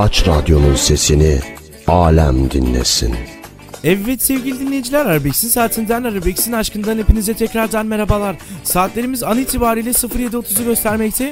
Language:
Turkish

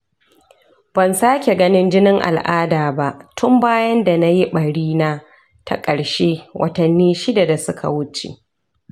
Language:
Hausa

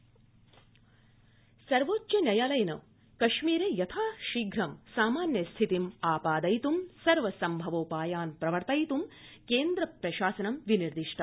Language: Sanskrit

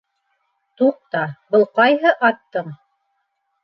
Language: Bashkir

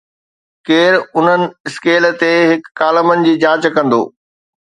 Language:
Sindhi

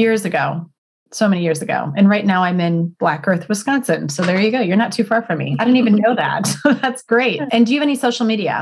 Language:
English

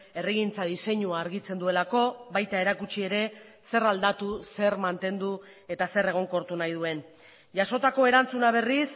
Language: Basque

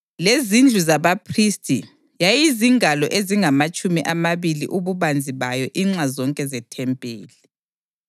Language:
North Ndebele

